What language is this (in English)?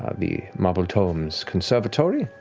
English